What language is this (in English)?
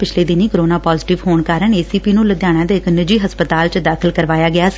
Punjabi